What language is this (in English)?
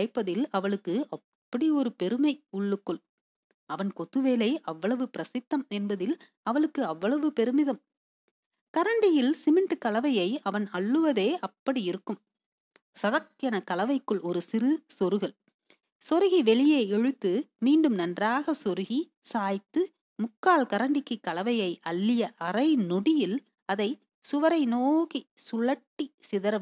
Tamil